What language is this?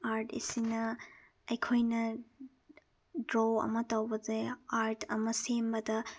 Manipuri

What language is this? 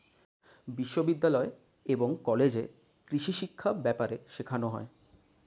Bangla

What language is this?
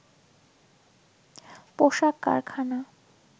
Bangla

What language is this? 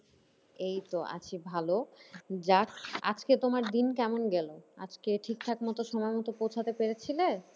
Bangla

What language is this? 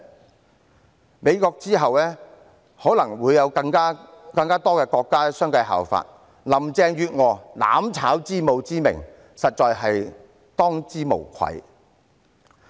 Cantonese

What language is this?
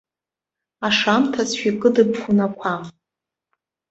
Abkhazian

